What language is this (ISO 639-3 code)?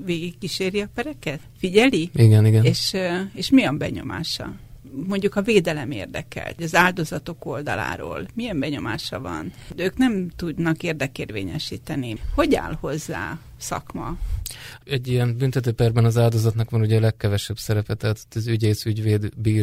hun